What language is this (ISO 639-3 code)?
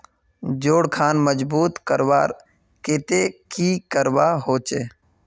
mag